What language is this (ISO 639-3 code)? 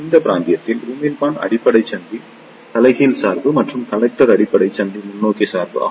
tam